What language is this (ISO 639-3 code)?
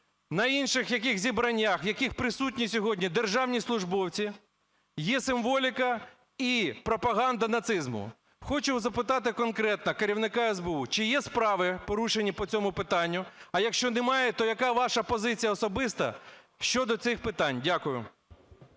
ukr